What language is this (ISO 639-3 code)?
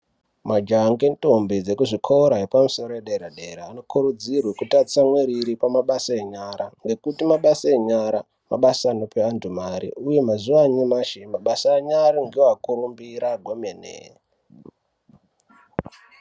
ndc